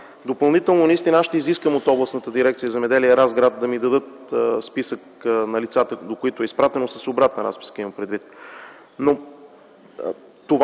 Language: Bulgarian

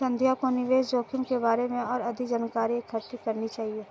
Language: Hindi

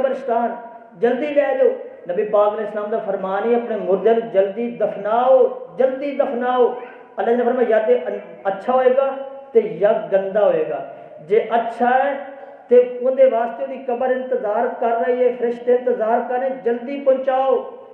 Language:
Urdu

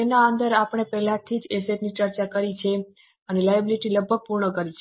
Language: Gujarati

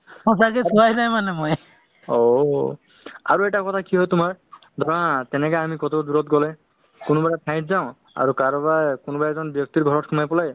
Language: Assamese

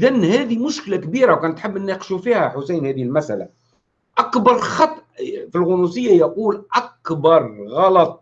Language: Arabic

